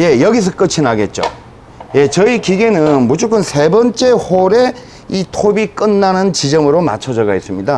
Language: Korean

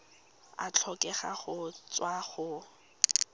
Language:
Tswana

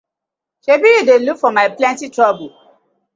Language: Nigerian Pidgin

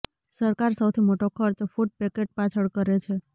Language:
Gujarati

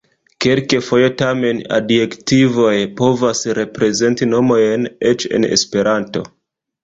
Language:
Esperanto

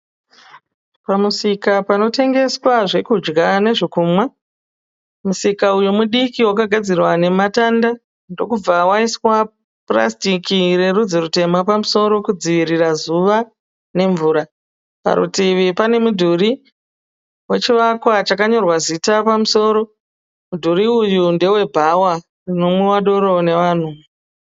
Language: Shona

